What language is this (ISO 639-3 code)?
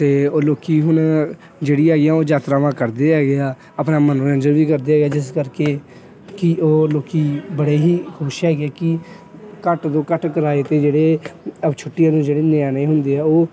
pan